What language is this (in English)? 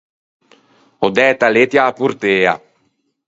Ligurian